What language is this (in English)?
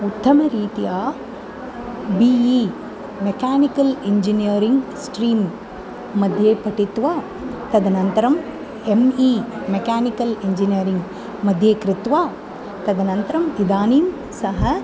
Sanskrit